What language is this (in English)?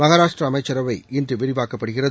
Tamil